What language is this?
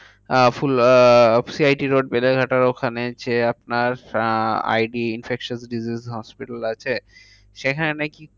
Bangla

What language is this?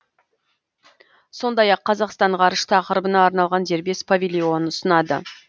Kazakh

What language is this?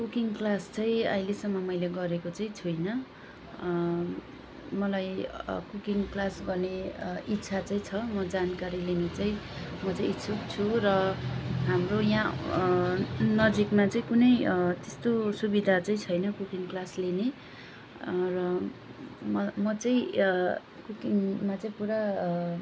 Nepali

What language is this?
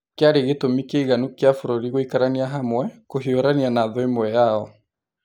Kikuyu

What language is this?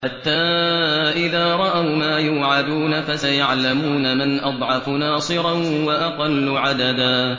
Arabic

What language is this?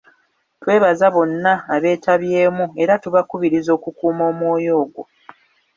Ganda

